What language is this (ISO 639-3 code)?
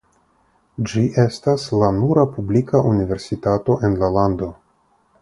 epo